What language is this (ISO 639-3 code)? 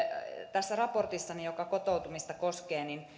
fin